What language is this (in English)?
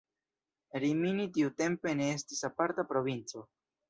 Esperanto